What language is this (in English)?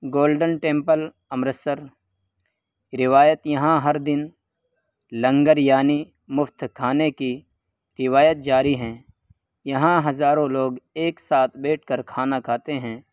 Urdu